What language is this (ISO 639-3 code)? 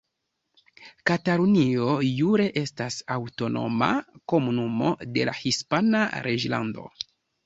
epo